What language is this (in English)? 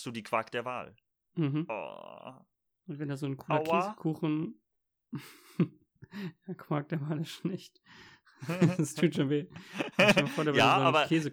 German